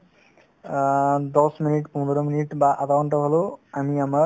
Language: Assamese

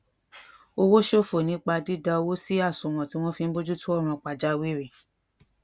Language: Yoruba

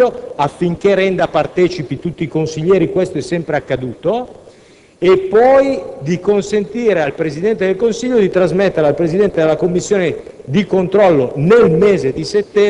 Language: Italian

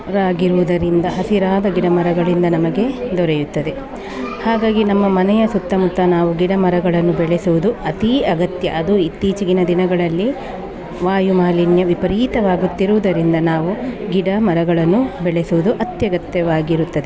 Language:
Kannada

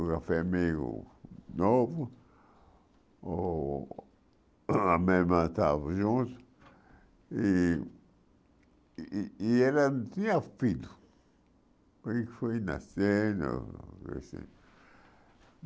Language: Portuguese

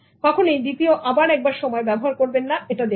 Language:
Bangla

